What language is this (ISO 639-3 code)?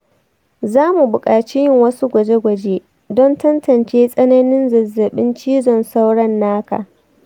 hau